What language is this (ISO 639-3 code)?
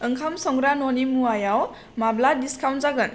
brx